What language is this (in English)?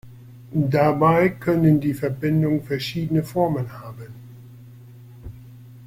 German